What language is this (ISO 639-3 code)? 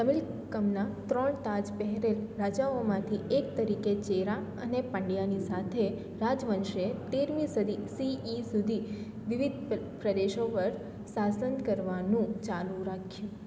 guj